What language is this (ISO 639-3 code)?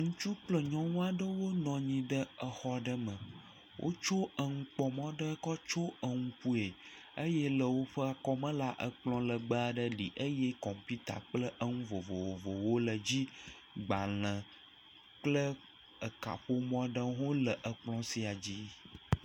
ewe